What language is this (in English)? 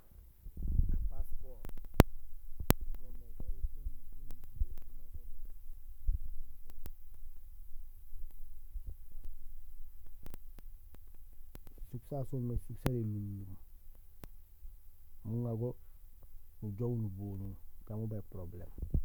Gusilay